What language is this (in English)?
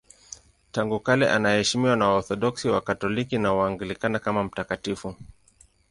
Swahili